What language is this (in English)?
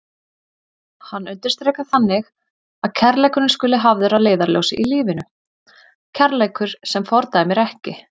Icelandic